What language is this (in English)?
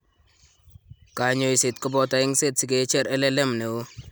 Kalenjin